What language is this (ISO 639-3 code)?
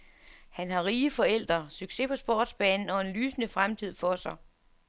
dan